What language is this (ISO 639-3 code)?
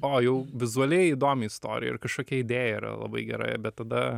lit